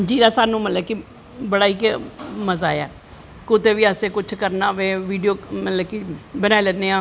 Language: Dogri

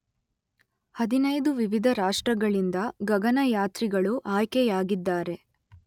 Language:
Kannada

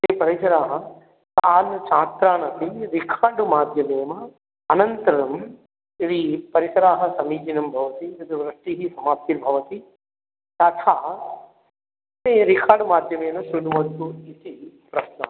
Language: Sanskrit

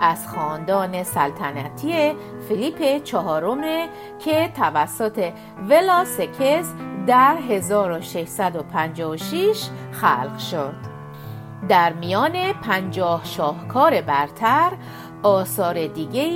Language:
Persian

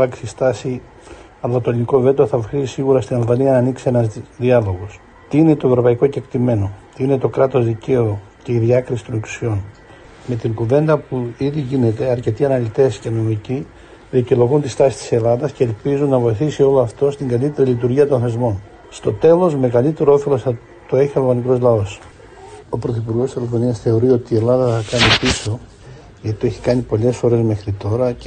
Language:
Greek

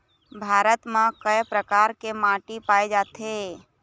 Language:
Chhattisgarhi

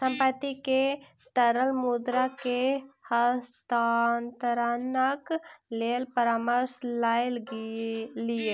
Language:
Maithili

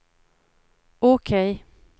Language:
Swedish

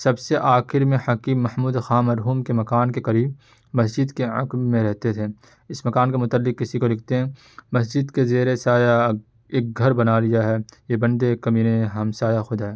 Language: Urdu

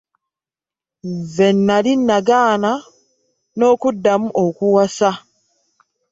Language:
Ganda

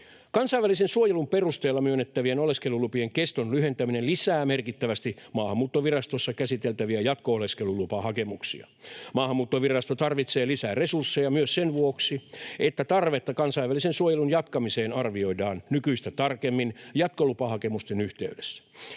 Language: Finnish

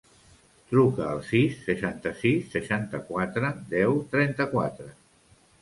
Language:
Catalan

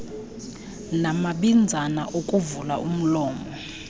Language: Xhosa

